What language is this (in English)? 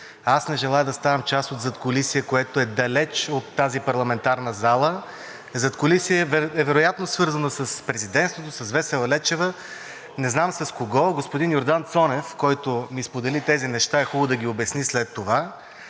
Bulgarian